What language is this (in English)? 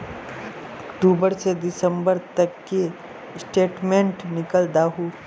Magahi